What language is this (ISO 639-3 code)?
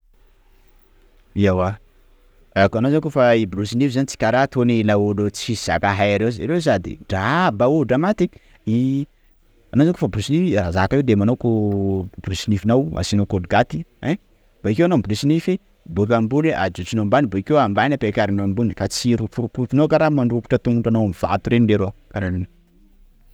skg